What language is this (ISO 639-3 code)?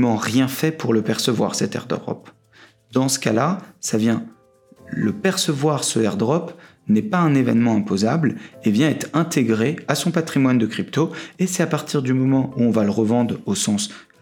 fra